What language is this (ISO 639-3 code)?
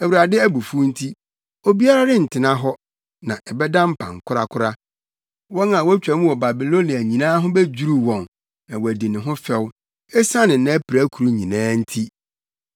aka